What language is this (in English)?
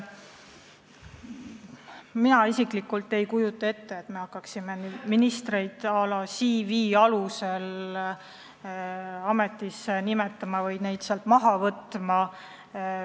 Estonian